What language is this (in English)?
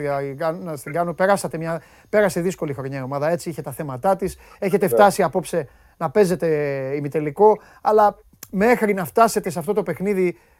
Greek